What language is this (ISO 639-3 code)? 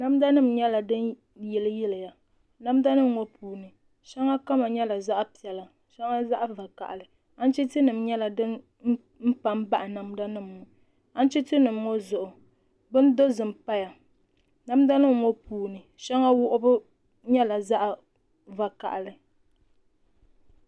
dag